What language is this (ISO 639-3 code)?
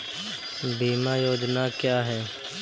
hin